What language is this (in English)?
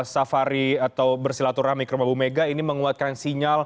Indonesian